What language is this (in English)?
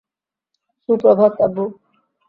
Bangla